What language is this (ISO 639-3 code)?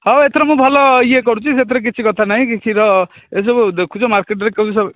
ori